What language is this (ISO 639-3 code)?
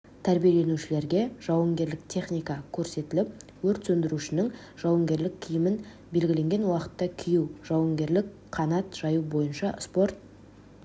kaz